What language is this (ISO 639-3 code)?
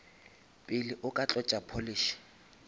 nso